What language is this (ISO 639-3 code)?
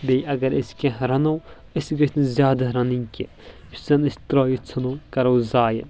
kas